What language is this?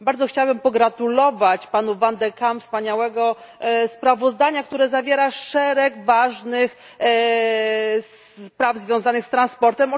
Polish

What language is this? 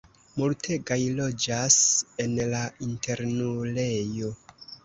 Esperanto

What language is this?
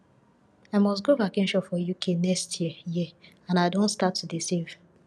Nigerian Pidgin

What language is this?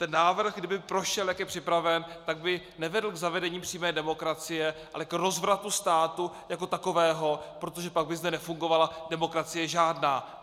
Czech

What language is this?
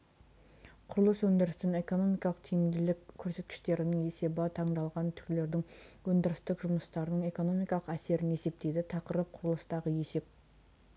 Kazakh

